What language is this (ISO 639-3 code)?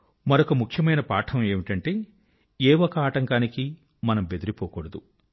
tel